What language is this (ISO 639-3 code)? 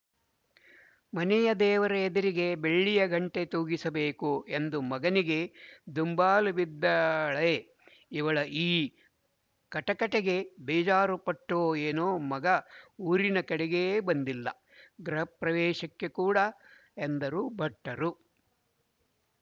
kan